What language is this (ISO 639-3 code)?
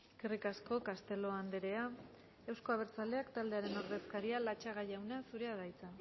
eus